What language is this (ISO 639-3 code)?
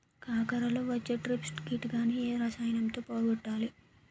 tel